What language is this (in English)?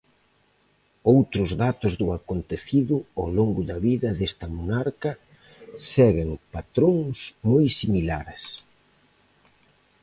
Galician